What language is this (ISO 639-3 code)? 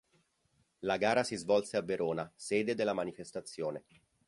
ita